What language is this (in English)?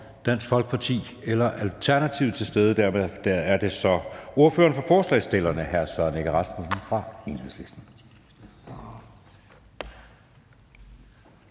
Danish